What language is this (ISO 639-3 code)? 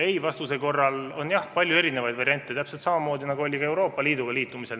est